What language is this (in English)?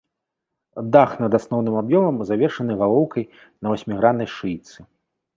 Belarusian